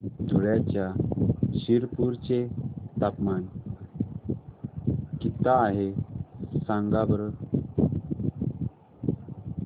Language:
Marathi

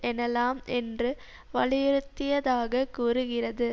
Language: Tamil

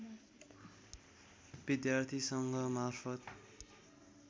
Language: Nepali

